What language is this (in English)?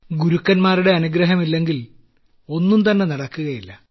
Malayalam